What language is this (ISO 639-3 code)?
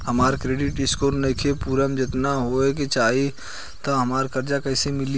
bho